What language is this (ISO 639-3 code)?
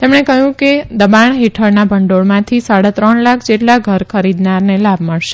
guj